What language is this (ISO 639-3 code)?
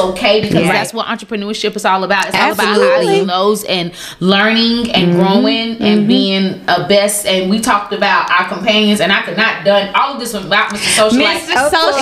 eng